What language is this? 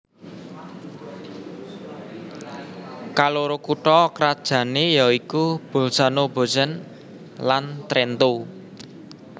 Javanese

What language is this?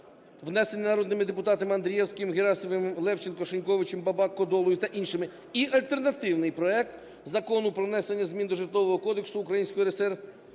Ukrainian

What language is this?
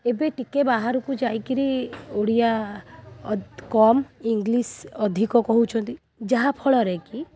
Odia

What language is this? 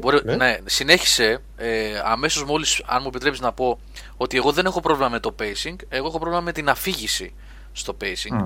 Greek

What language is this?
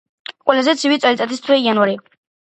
Georgian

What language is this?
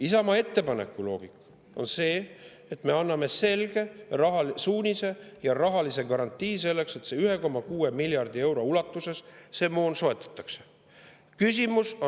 Estonian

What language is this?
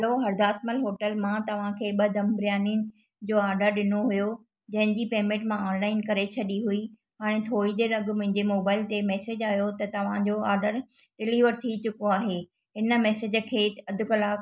Sindhi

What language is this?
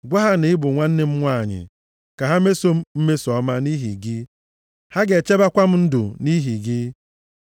Igbo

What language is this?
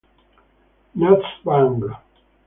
Italian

